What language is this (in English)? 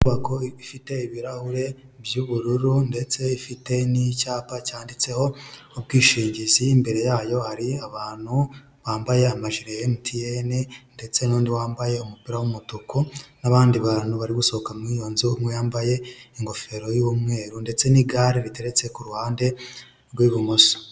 Kinyarwanda